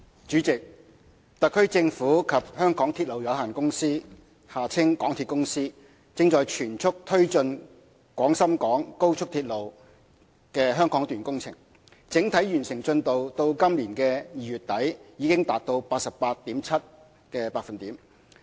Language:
Cantonese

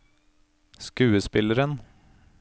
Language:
Norwegian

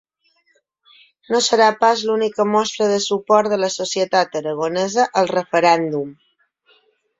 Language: Catalan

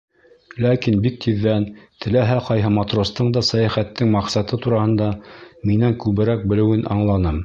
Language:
Bashkir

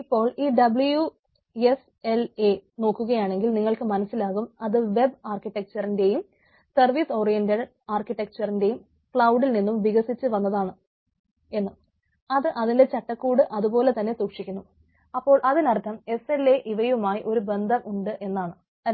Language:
Malayalam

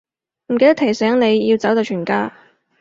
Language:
Cantonese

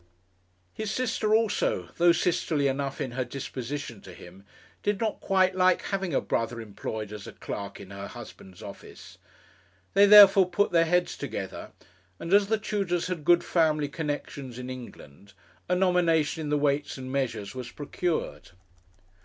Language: English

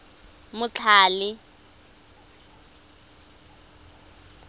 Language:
Tswana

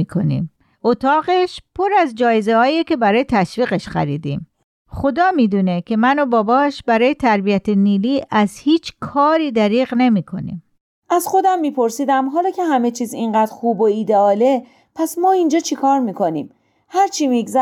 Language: Persian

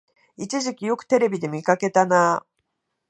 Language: Japanese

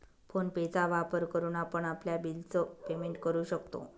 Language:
Marathi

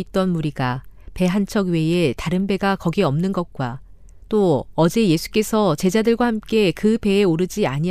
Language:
Korean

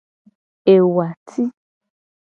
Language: Gen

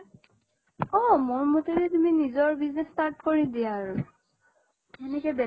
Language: Assamese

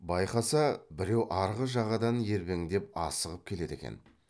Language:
Kazakh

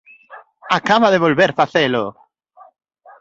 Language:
Galician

